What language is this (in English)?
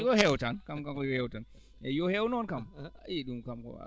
Fula